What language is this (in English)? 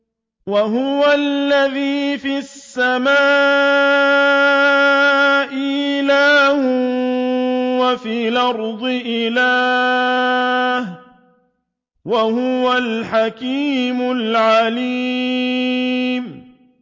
Arabic